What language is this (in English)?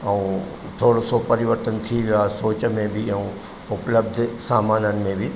Sindhi